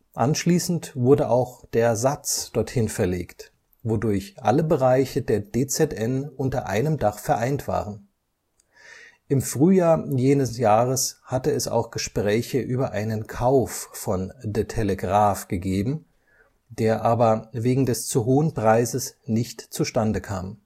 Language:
German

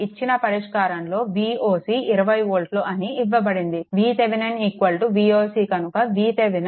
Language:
Telugu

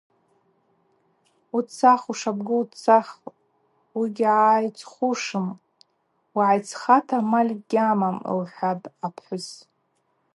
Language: Abaza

